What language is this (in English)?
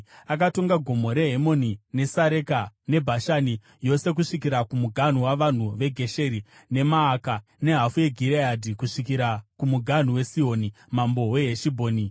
Shona